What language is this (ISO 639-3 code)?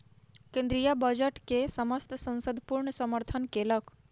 mai